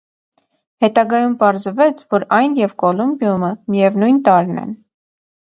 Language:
Armenian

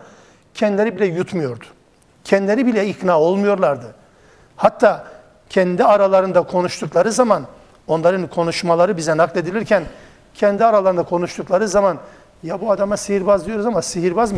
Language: Turkish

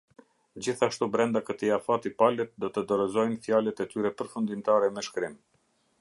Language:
Albanian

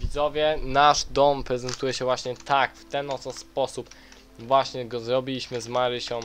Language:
Polish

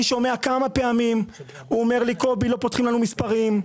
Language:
Hebrew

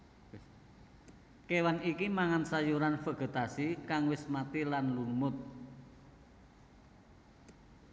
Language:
Javanese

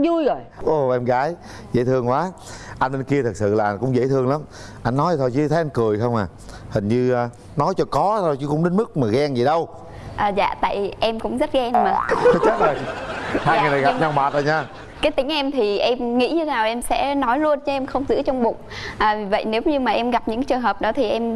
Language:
Vietnamese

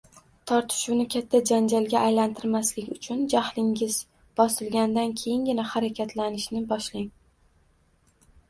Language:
Uzbek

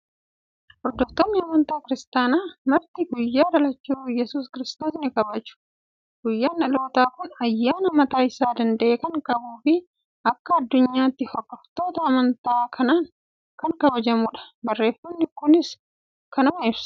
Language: Oromo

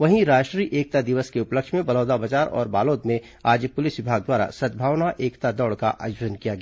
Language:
Hindi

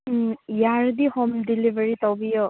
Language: Manipuri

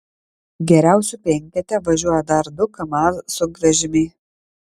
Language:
Lithuanian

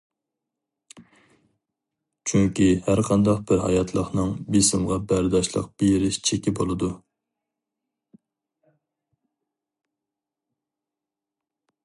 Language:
Uyghur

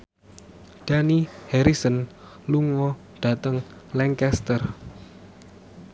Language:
Javanese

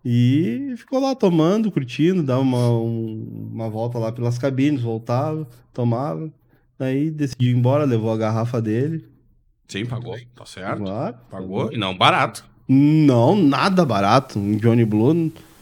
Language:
Portuguese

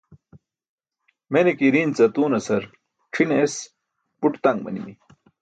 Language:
Burushaski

